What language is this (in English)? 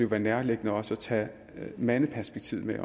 Danish